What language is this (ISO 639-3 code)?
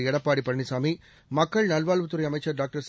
tam